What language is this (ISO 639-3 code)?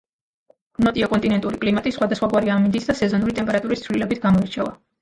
kat